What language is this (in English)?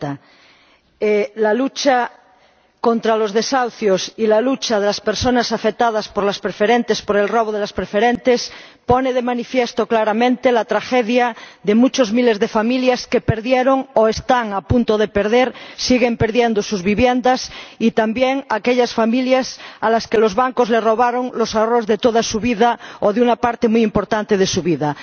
Spanish